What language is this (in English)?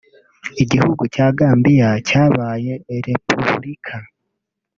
Kinyarwanda